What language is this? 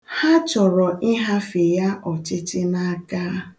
Igbo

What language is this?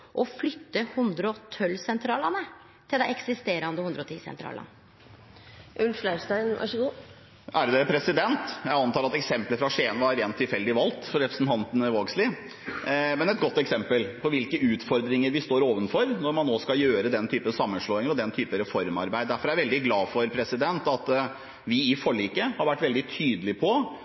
Norwegian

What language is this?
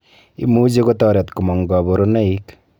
Kalenjin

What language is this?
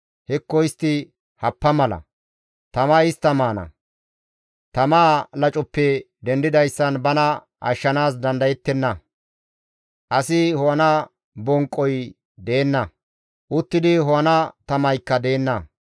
Gamo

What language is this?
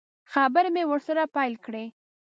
Pashto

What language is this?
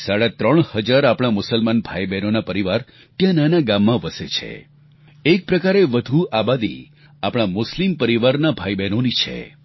Gujarati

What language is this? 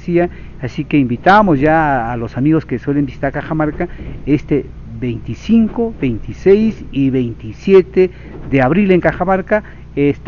Spanish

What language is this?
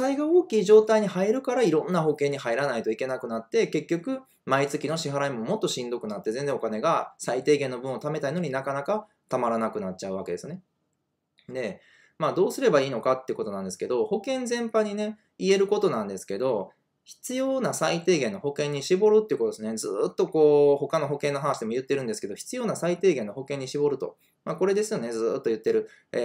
Japanese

